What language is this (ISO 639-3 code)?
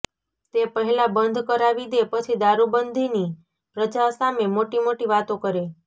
guj